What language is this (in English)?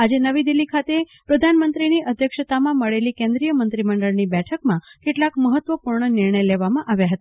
Gujarati